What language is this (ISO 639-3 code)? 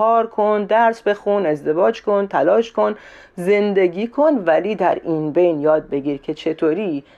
fas